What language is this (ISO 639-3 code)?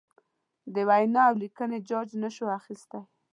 pus